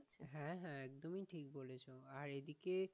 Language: Bangla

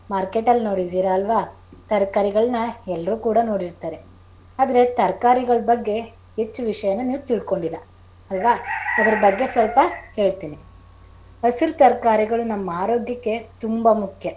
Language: Kannada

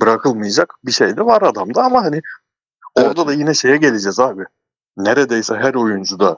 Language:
Turkish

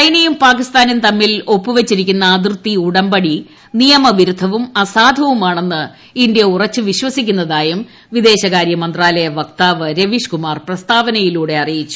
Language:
Malayalam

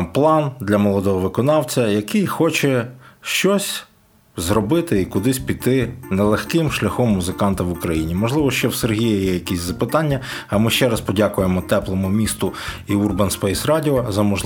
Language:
Ukrainian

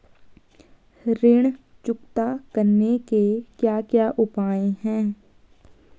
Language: Hindi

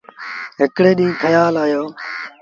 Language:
Sindhi Bhil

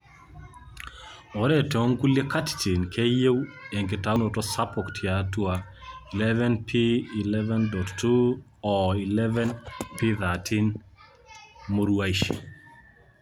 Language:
Masai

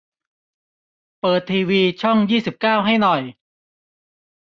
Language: Thai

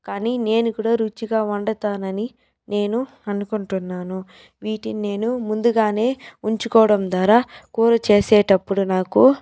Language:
Telugu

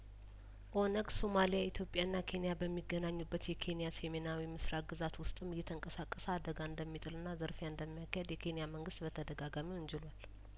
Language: Amharic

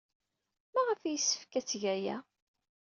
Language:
Kabyle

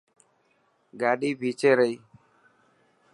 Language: Dhatki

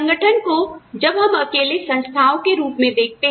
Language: Hindi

